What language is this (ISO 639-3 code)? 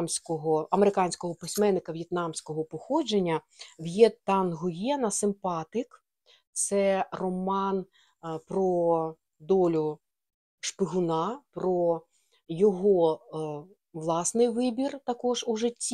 ukr